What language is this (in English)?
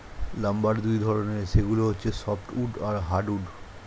Bangla